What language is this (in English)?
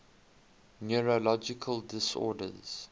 English